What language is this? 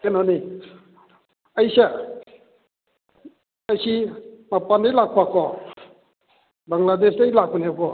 Manipuri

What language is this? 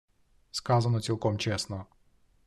Ukrainian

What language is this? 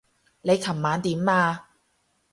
Cantonese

